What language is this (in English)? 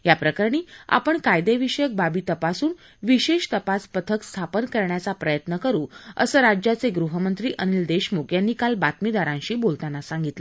Marathi